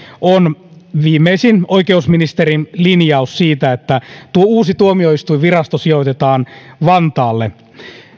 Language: Finnish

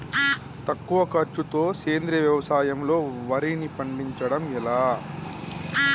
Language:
Telugu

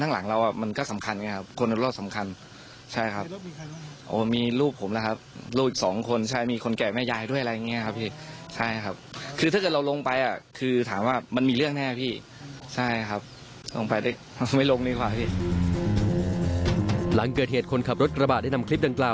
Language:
Thai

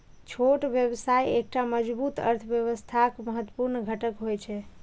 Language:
Maithili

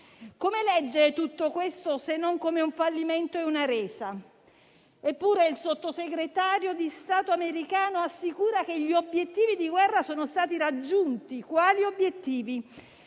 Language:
Italian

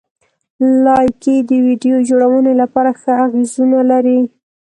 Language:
Pashto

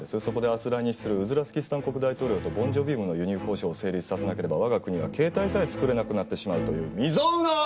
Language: Japanese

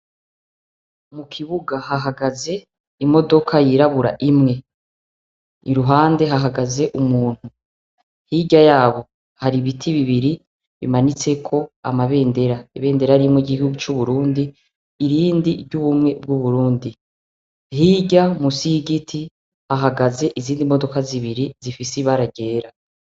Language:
Rundi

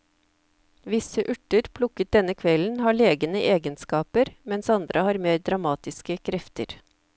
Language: Norwegian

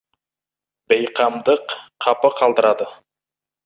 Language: Kazakh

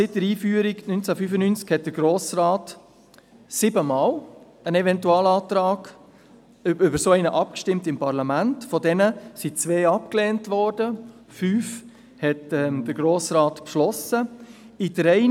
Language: Swiss German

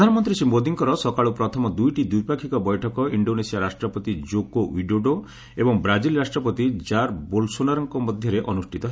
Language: Odia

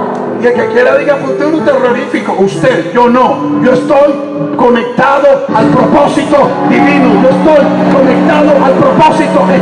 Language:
Spanish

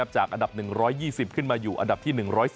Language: Thai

